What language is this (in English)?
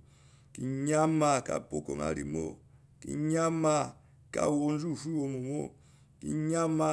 Eloyi